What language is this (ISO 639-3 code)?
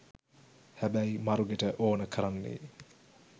sin